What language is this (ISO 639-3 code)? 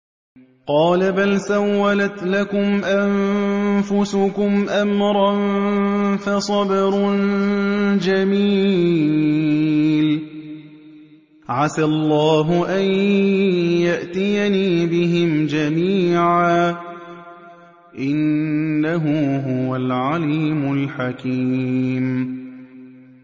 ara